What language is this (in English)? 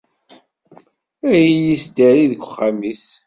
Kabyle